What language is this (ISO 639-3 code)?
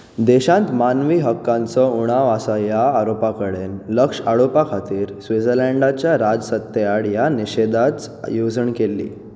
kok